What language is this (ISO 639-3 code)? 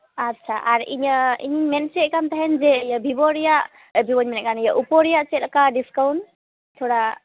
sat